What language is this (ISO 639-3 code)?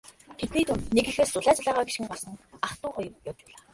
mon